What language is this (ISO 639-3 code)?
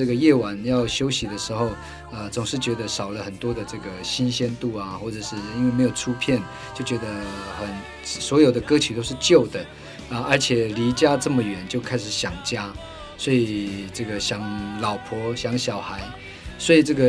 zho